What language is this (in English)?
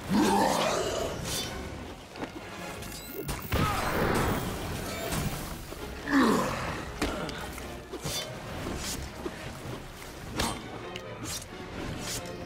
German